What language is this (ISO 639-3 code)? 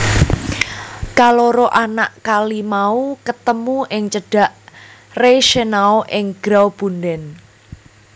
jav